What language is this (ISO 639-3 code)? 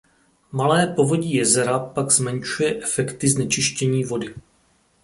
ces